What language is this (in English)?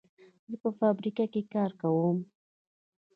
Pashto